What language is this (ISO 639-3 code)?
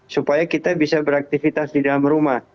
ind